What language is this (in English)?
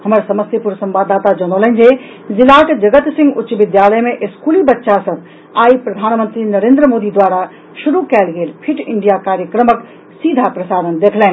Maithili